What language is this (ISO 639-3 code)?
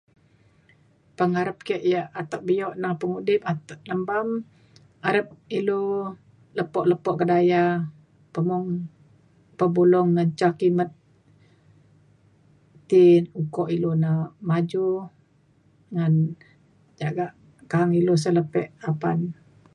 xkl